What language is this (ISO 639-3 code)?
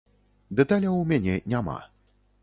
bel